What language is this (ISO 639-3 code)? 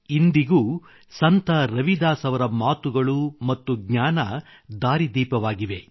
kan